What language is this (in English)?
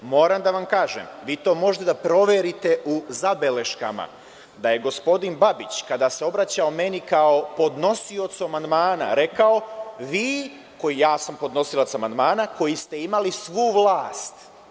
Serbian